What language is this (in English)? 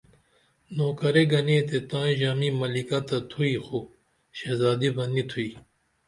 Dameli